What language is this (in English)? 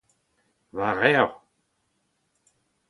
Breton